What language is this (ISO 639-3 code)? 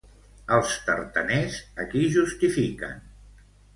cat